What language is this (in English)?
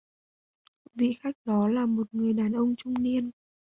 Vietnamese